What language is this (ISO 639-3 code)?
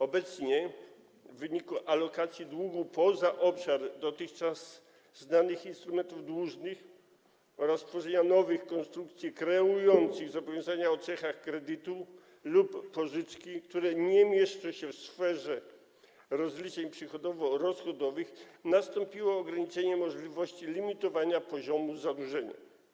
pol